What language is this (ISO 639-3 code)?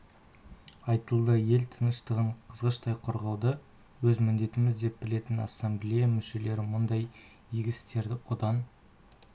kaz